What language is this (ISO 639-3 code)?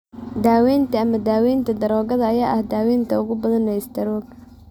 som